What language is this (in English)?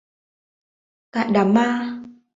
Vietnamese